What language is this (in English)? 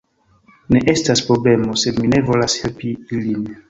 Esperanto